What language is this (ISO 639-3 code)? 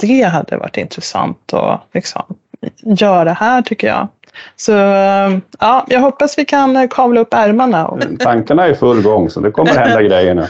swe